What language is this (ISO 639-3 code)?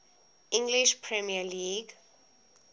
eng